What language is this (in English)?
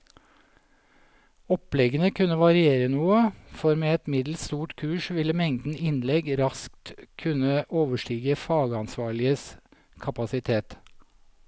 Norwegian